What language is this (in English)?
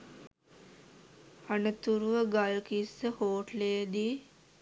Sinhala